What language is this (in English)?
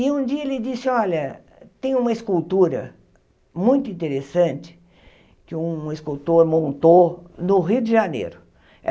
Portuguese